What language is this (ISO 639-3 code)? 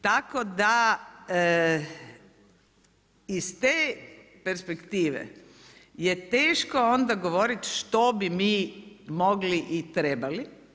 hrv